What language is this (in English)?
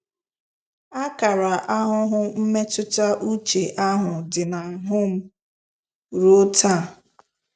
Igbo